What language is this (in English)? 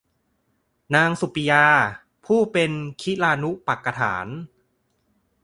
Thai